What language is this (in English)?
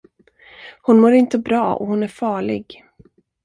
Swedish